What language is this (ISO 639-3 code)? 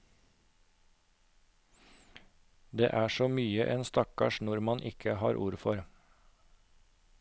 nor